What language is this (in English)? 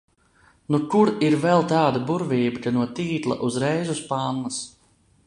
Latvian